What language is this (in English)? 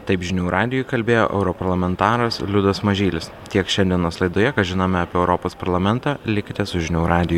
Lithuanian